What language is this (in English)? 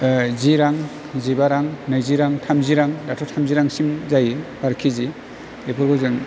Bodo